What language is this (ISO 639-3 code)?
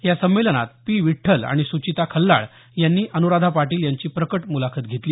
mar